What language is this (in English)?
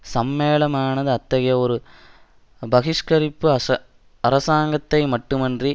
Tamil